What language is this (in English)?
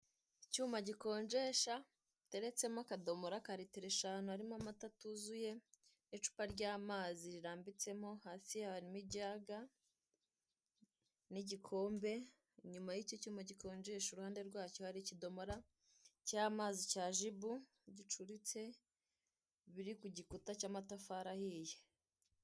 Kinyarwanda